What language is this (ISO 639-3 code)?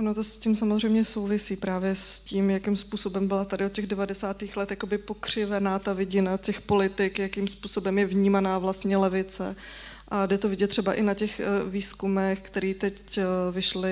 ces